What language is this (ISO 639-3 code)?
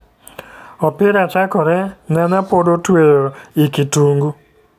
luo